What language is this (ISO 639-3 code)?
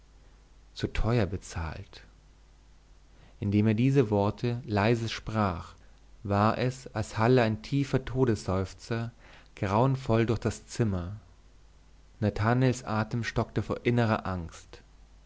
deu